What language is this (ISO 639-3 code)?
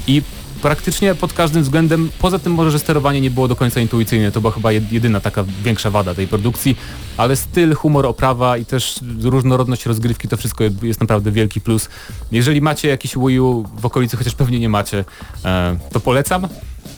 pol